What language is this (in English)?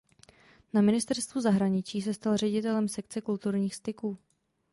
Czech